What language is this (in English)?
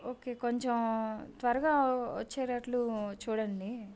Telugu